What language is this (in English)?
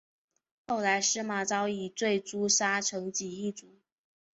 Chinese